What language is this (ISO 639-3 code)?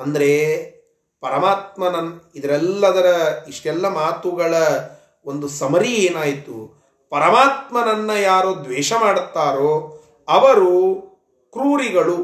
kan